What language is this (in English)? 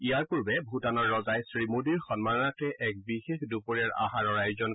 Assamese